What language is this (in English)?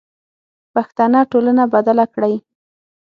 Pashto